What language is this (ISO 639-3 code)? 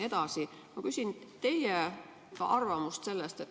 est